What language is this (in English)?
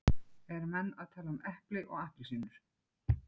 Icelandic